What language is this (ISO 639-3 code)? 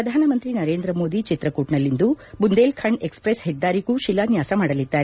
kan